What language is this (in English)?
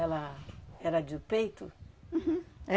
Portuguese